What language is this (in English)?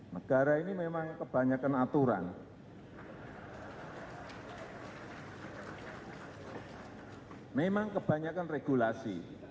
Indonesian